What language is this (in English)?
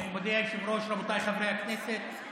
Hebrew